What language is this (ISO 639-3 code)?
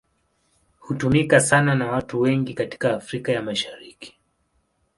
swa